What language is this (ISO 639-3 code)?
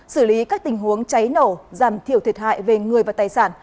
vie